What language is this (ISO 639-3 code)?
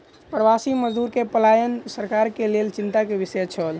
mai